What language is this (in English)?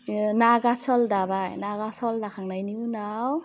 Bodo